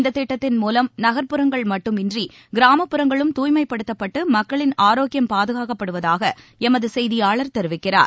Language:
Tamil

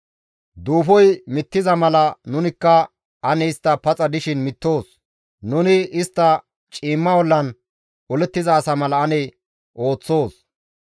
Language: Gamo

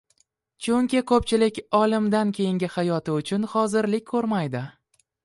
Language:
Uzbek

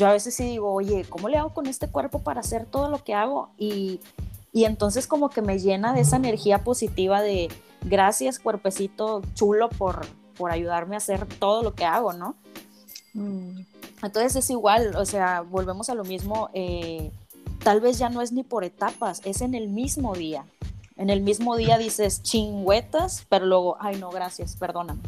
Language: Spanish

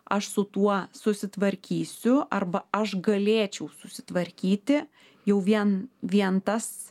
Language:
Lithuanian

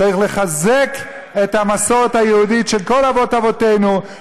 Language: Hebrew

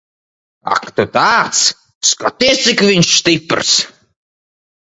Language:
Latvian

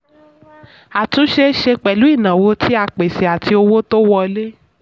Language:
Yoruba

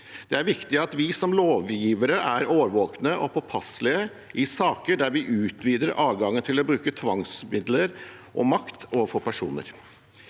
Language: Norwegian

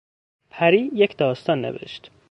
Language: Persian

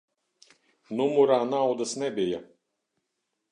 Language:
Latvian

